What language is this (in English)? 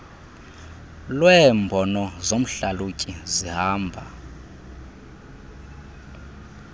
Xhosa